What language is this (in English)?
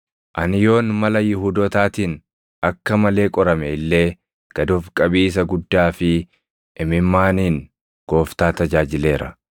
Oromo